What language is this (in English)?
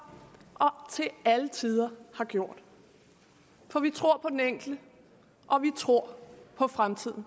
Danish